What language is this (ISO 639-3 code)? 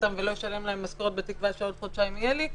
heb